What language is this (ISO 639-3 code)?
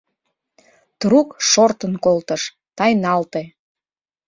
chm